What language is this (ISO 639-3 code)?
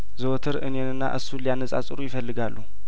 amh